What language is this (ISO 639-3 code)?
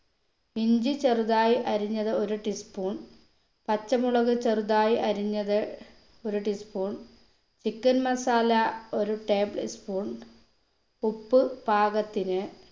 mal